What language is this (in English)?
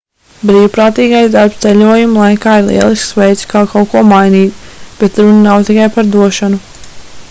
Latvian